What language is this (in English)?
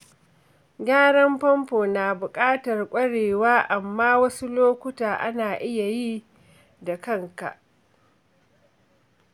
Hausa